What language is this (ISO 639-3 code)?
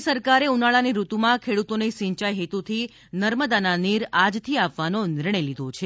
guj